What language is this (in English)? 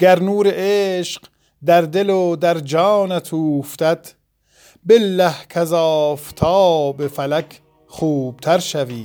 Persian